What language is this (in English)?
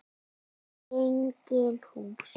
Icelandic